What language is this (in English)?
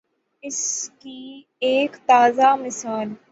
Urdu